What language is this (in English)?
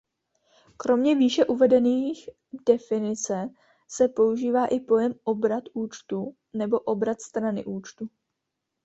Czech